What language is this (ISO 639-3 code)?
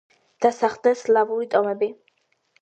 kat